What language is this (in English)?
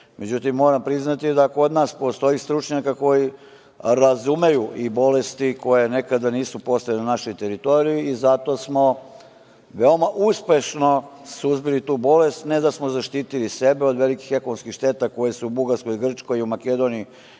Serbian